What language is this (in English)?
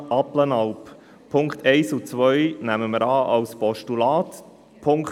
Swiss German